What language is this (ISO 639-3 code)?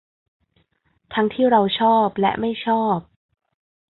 tha